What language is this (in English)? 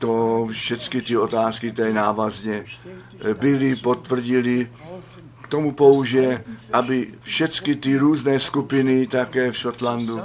Czech